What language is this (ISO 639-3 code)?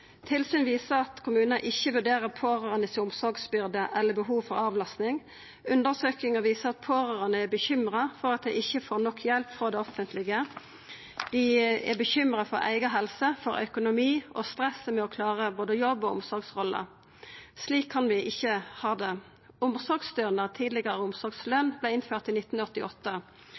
nno